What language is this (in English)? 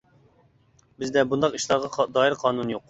Uyghur